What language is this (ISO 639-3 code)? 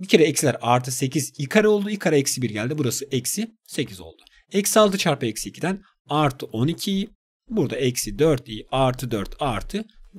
tur